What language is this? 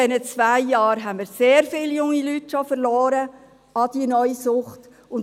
Swiss German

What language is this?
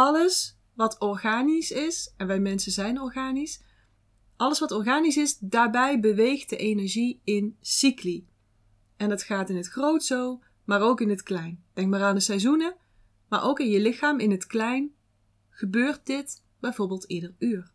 Dutch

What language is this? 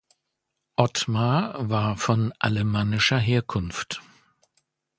German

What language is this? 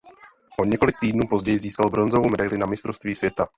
Czech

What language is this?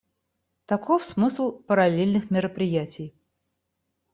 Russian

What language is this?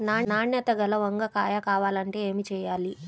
Telugu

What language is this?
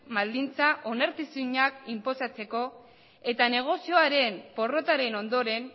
Basque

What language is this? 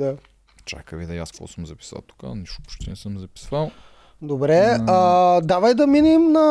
Bulgarian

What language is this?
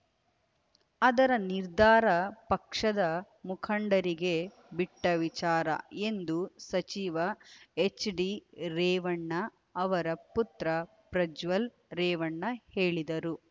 Kannada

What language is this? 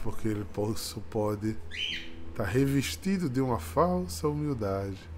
Portuguese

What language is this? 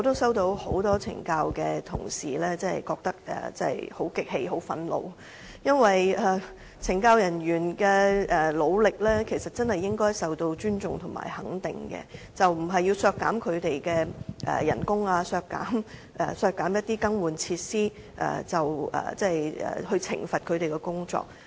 Cantonese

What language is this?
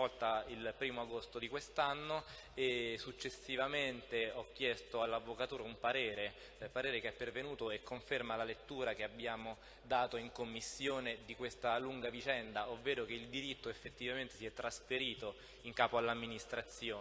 Italian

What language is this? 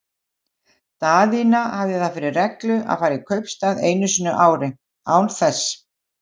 Icelandic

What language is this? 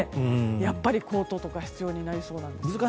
Japanese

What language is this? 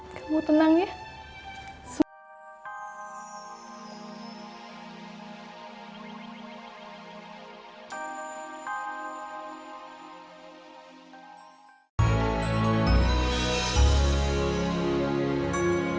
Indonesian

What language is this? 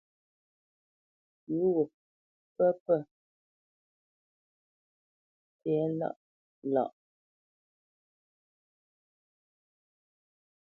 Bamenyam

